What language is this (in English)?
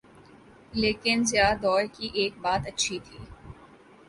Urdu